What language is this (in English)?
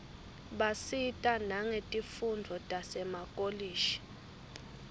Swati